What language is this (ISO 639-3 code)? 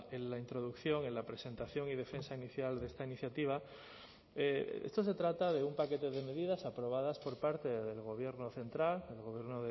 spa